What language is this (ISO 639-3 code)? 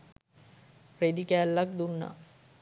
sin